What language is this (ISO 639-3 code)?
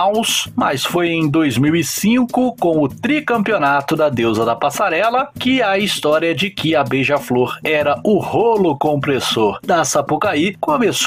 por